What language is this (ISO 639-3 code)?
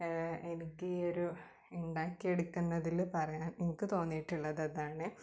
mal